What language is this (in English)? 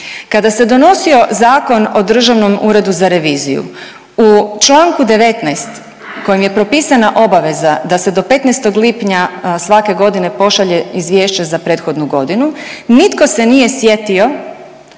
Croatian